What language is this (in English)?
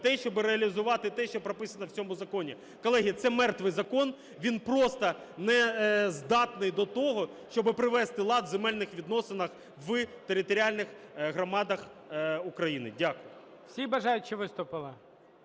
Ukrainian